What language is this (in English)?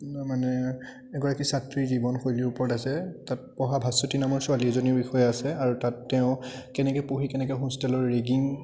Assamese